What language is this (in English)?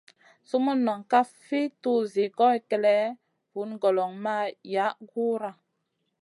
Masana